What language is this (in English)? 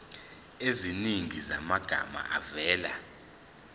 Zulu